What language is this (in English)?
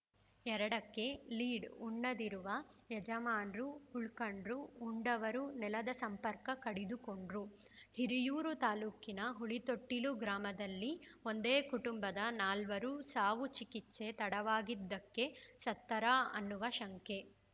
Kannada